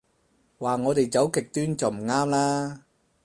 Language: Cantonese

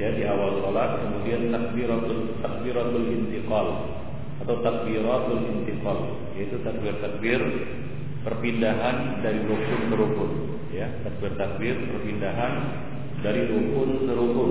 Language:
Romanian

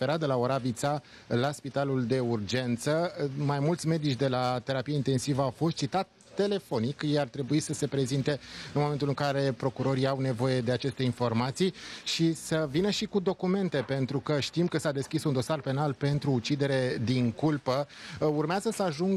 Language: Romanian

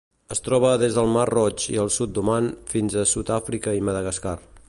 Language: Catalan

